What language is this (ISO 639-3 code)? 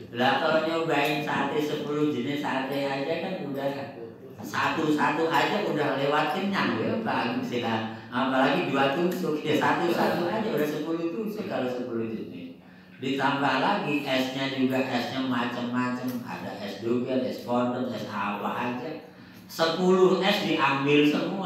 ind